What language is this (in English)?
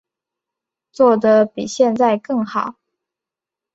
Chinese